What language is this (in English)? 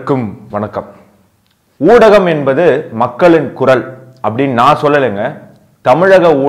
Tamil